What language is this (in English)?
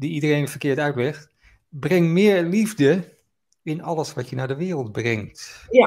Dutch